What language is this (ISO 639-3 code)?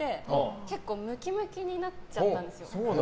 jpn